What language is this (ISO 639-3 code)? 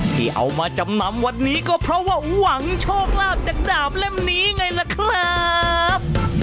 tha